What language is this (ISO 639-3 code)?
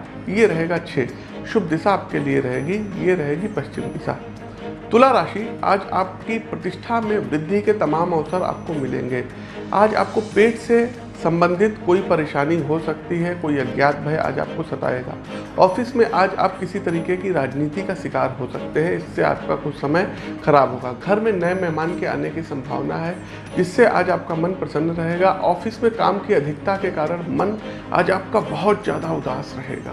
hin